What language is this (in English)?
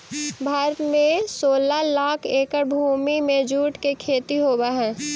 Magahi